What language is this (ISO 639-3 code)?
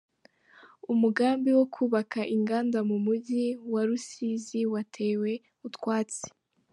kin